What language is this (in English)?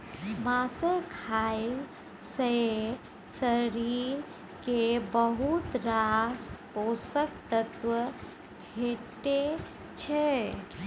Maithili